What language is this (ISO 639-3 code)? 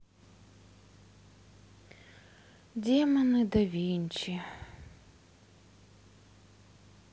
rus